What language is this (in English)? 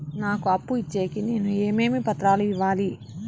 Telugu